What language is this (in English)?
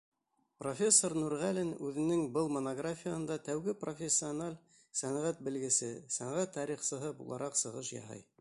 Bashkir